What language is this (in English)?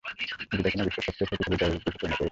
Bangla